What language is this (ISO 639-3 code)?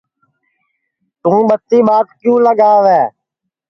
ssi